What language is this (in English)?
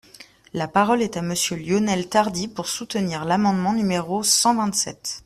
French